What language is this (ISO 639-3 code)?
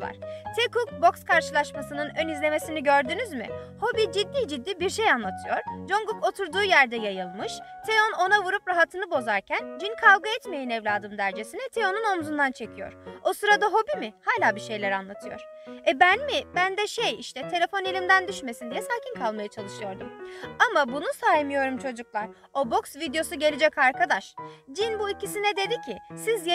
tur